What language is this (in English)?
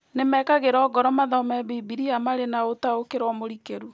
Kikuyu